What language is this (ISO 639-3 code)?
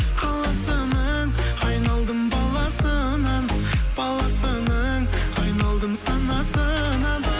kaz